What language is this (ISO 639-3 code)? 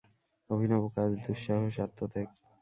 ben